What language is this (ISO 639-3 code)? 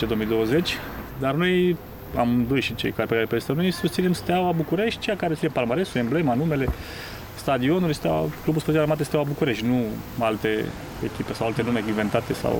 ron